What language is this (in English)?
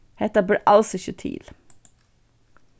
Faroese